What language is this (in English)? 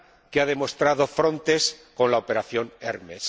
Spanish